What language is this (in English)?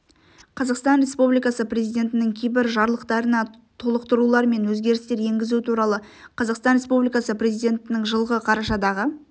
Kazakh